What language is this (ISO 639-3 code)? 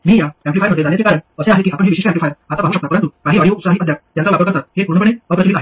mar